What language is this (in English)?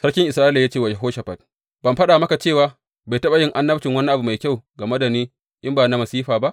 Hausa